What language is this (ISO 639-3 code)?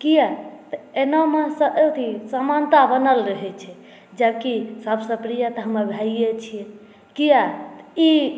mai